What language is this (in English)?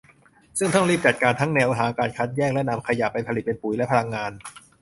Thai